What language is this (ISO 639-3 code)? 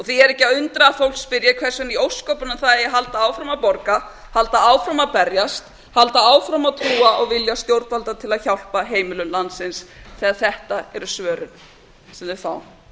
isl